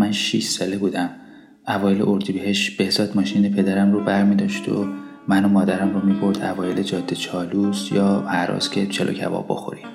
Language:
Persian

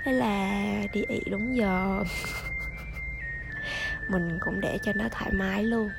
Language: Vietnamese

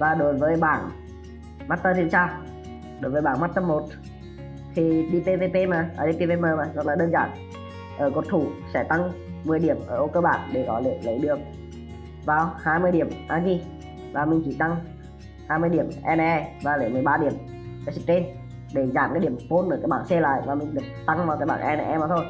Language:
Vietnamese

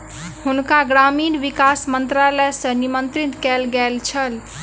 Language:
Maithili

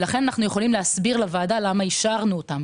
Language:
Hebrew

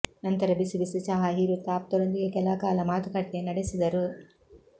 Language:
Kannada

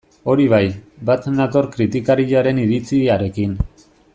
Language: Basque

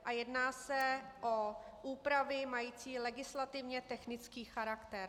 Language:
Czech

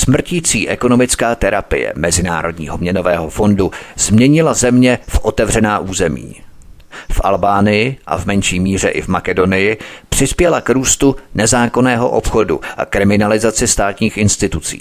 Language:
Czech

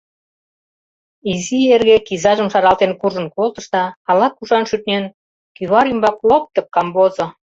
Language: Mari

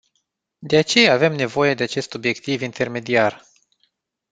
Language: Romanian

